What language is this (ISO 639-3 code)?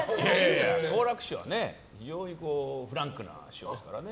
jpn